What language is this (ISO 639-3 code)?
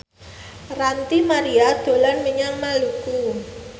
jav